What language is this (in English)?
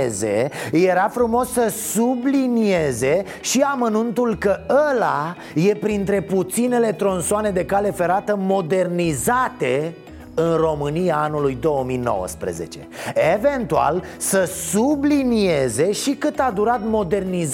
Romanian